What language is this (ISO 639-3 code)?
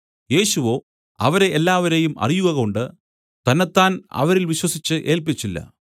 mal